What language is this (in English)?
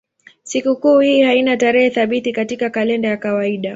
Swahili